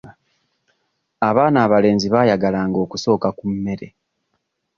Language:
Ganda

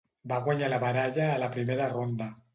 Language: Catalan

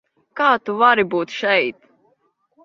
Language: Latvian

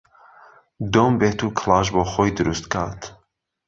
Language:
Central Kurdish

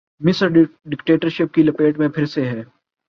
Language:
Urdu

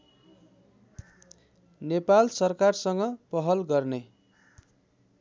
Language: Nepali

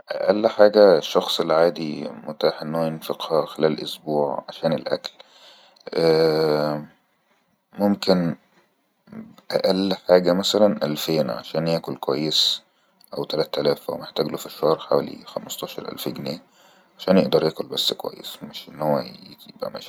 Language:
Egyptian Arabic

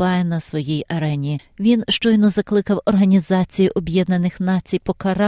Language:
Ukrainian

